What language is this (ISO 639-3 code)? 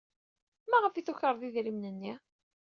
kab